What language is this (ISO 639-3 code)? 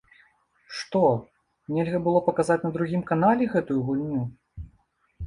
bel